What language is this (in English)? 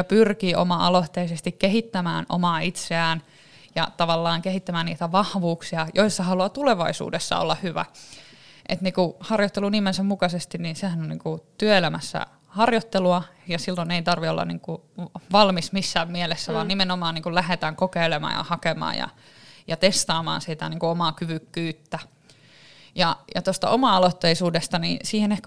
Finnish